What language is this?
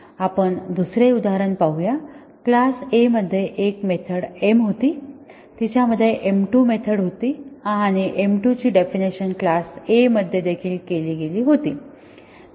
Marathi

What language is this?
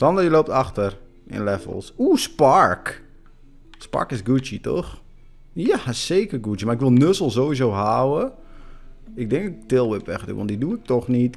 Dutch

